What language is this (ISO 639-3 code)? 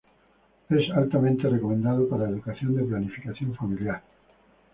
spa